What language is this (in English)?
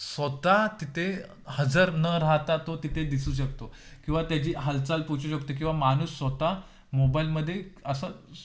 Marathi